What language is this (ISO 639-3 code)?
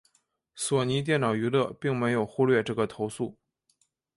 zho